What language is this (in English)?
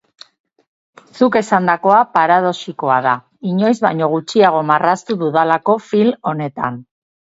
Basque